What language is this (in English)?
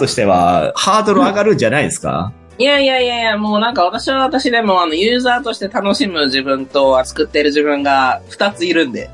Japanese